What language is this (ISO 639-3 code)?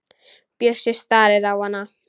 isl